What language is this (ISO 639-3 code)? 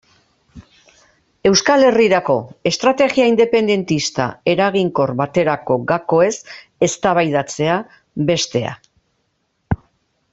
eus